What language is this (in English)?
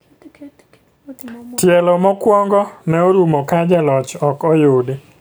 Luo (Kenya and Tanzania)